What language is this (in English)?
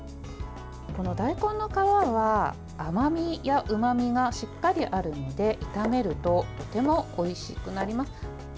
Japanese